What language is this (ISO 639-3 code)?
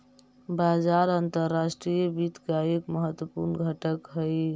mag